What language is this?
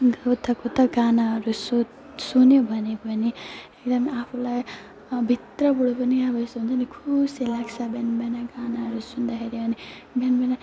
Nepali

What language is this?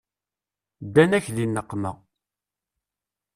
Kabyle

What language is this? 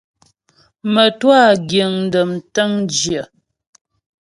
Ghomala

